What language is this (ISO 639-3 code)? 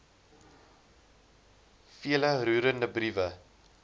afr